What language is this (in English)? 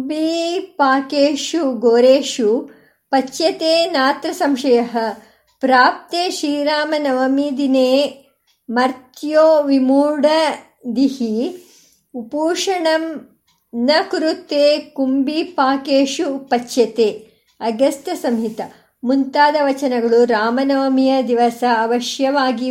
Kannada